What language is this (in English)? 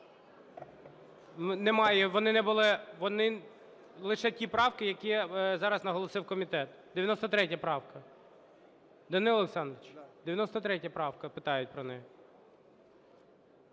Ukrainian